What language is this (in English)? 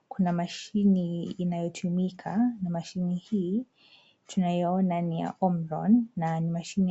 Swahili